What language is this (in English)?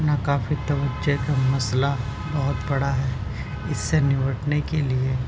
Urdu